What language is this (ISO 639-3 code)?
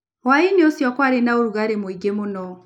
kik